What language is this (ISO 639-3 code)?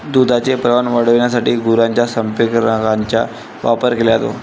mar